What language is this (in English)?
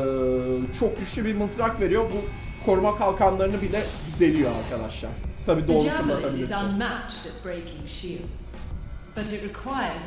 Turkish